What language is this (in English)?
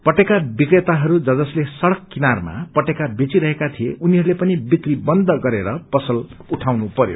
Nepali